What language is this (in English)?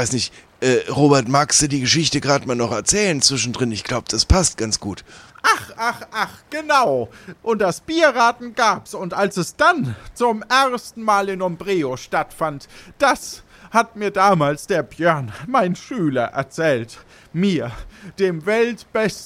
German